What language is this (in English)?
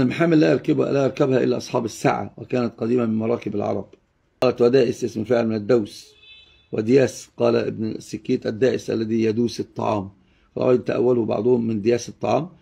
Arabic